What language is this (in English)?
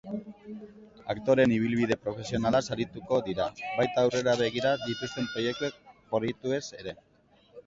Basque